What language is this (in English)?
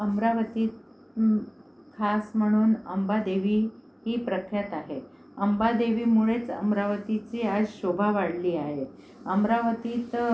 Marathi